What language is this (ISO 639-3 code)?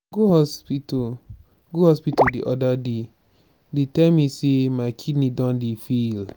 pcm